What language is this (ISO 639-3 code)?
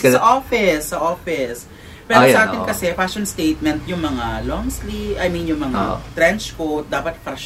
fil